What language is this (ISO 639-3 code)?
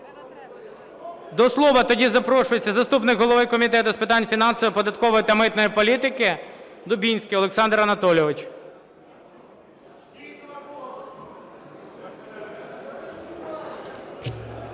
ukr